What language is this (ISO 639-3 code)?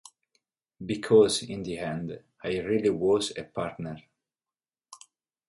ita